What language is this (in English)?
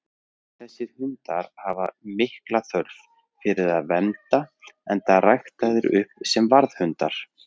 Icelandic